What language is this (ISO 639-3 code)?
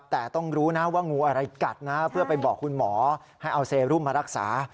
tha